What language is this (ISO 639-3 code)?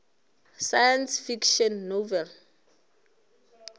nso